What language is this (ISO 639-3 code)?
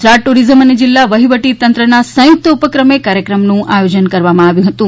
guj